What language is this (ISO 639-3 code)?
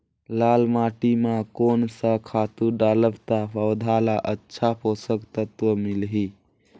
hne